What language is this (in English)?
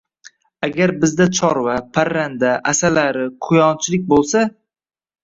Uzbek